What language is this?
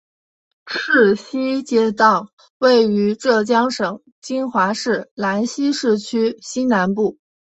Chinese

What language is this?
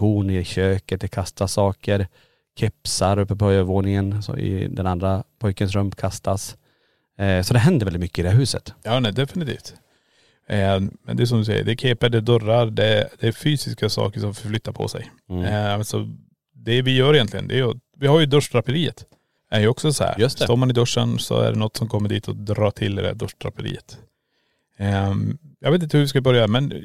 Swedish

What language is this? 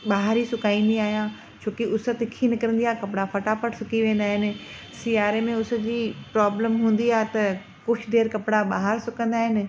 Sindhi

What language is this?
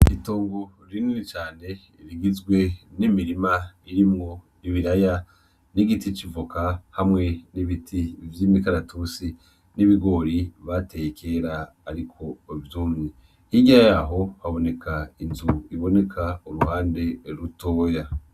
Rundi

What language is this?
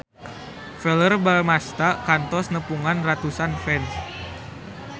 Sundanese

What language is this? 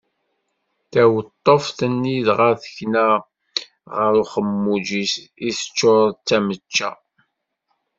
Kabyle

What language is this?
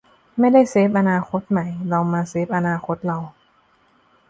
Thai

